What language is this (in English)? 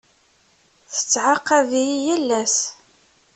Kabyle